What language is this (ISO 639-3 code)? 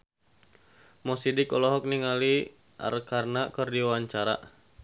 sun